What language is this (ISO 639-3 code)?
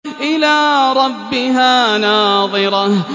ara